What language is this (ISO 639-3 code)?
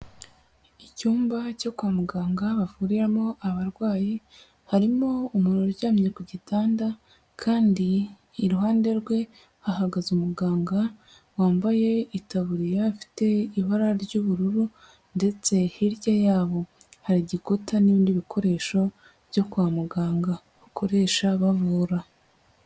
kin